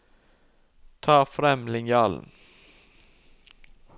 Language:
Norwegian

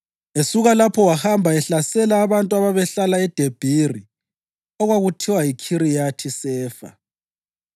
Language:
North Ndebele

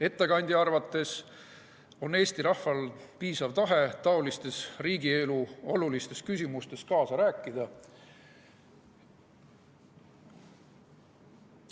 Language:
Estonian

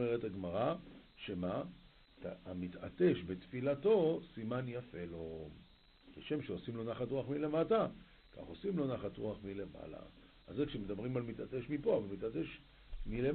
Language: Hebrew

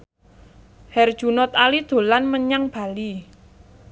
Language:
Javanese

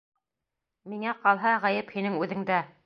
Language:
Bashkir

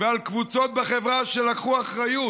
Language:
Hebrew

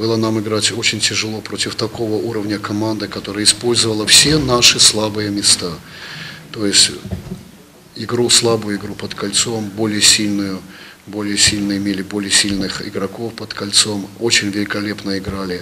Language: Russian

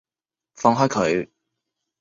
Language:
Cantonese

